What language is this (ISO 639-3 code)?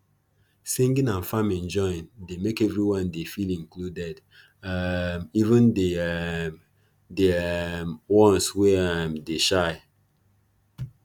pcm